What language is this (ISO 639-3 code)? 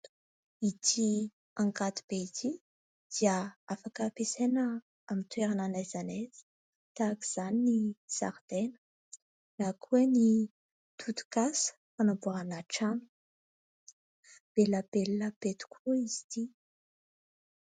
mlg